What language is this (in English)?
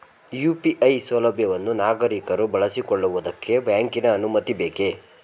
Kannada